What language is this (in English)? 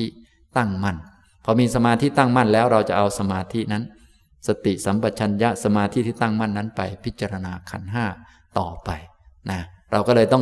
Thai